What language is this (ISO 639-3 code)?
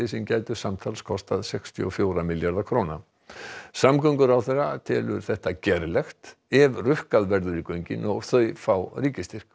isl